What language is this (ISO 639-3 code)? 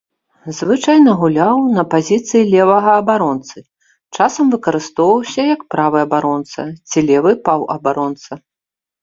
bel